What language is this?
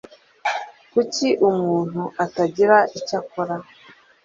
Kinyarwanda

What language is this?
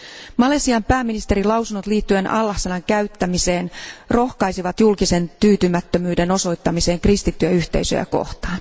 Finnish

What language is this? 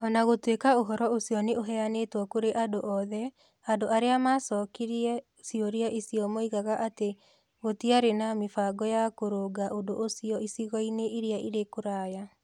Kikuyu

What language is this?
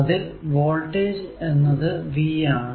Malayalam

